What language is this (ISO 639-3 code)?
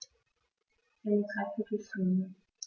deu